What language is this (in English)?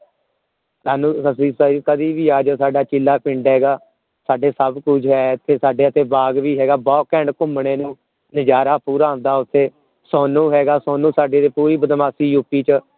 Punjabi